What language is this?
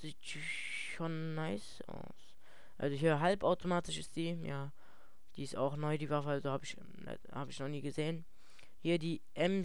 German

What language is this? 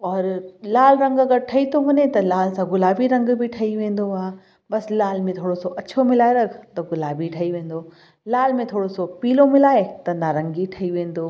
Sindhi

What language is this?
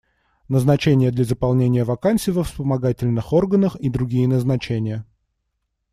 Russian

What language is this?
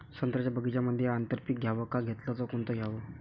Marathi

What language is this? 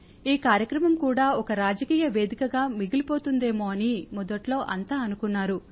Telugu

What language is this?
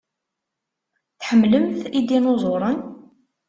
Kabyle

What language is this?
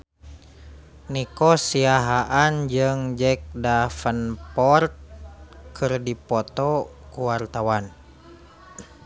Sundanese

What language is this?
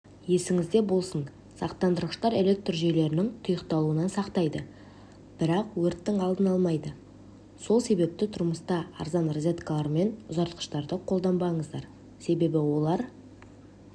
Kazakh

